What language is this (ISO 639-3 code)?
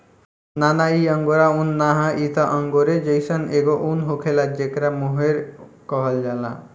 bho